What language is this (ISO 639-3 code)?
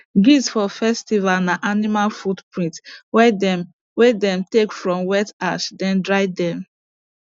pcm